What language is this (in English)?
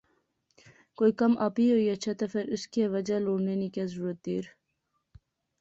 Pahari-Potwari